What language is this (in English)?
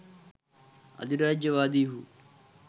Sinhala